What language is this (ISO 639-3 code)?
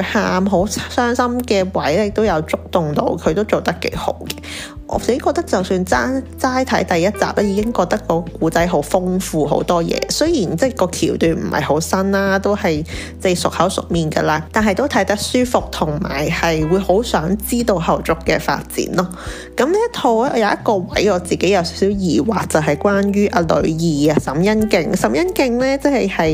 zho